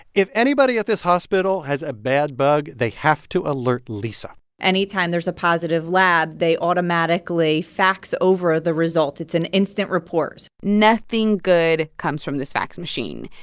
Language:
English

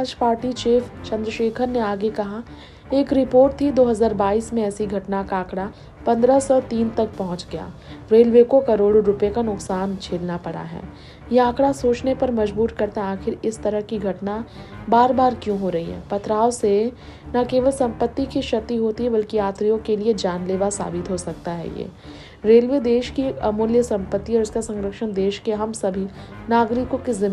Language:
Hindi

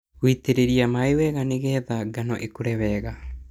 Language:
Kikuyu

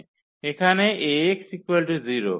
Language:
Bangla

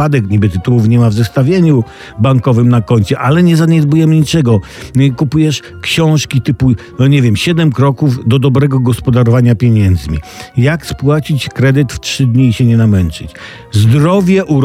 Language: Polish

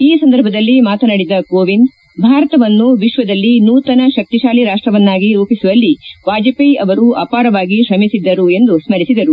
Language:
Kannada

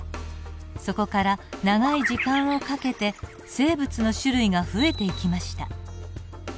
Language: Japanese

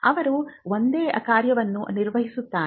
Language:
Kannada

